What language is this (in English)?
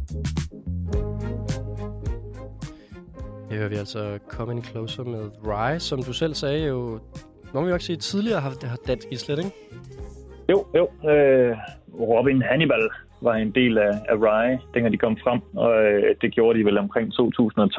Danish